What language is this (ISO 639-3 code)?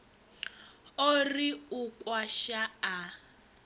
ven